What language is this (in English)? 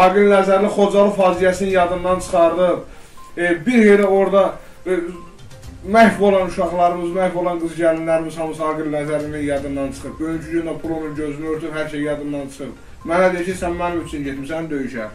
Turkish